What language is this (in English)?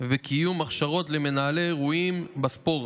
Hebrew